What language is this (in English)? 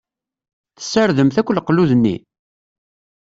Kabyle